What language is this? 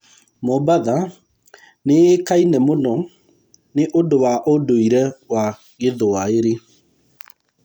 Kikuyu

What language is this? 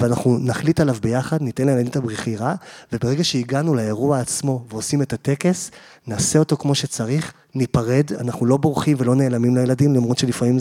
Hebrew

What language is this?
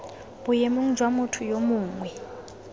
Tswana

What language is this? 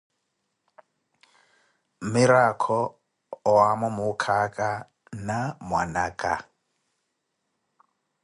Koti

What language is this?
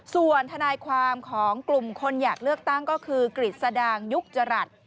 Thai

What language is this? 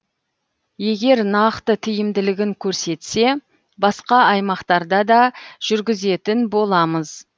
Kazakh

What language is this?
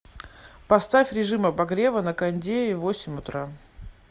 Russian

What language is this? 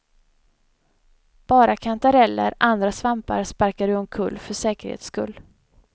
Swedish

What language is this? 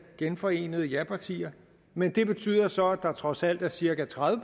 Danish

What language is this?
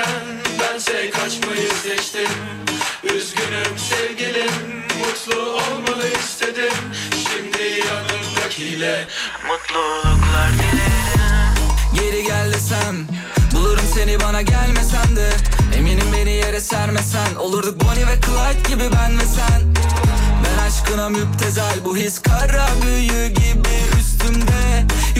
Turkish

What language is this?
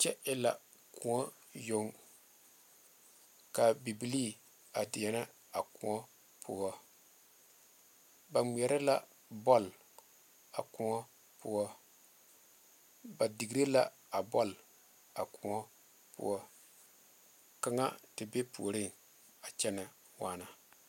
Southern Dagaare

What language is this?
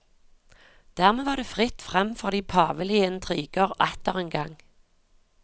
Norwegian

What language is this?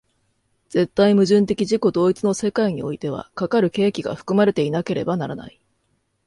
Japanese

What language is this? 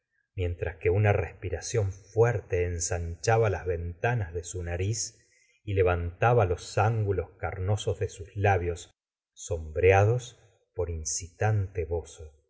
Spanish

